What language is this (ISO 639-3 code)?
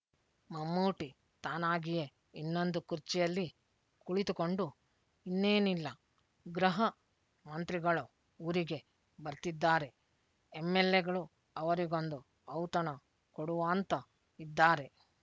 kan